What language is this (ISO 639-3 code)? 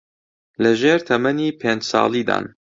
ckb